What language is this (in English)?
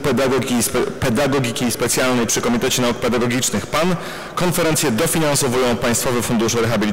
Polish